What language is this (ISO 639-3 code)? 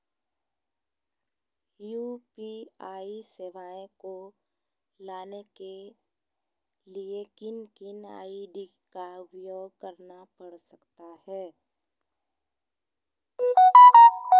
mag